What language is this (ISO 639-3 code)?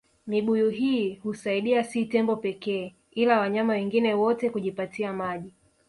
swa